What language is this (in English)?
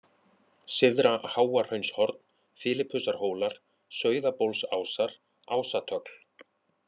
Icelandic